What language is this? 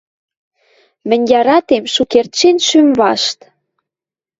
Western Mari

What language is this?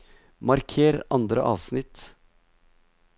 Norwegian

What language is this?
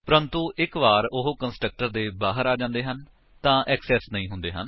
Punjabi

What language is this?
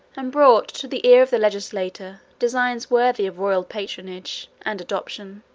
English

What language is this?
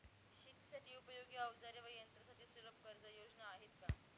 Marathi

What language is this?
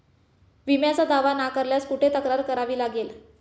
Marathi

